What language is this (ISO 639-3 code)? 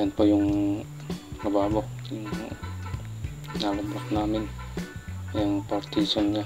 fil